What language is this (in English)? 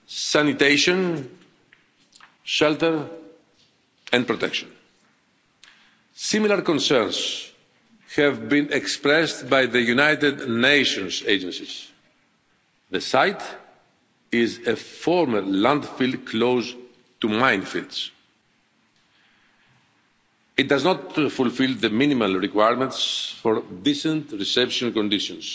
English